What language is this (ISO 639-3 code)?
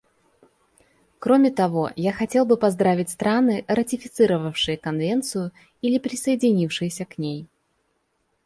rus